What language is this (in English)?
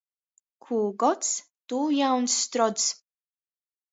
Latgalian